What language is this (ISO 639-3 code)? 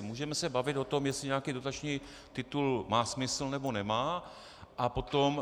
ces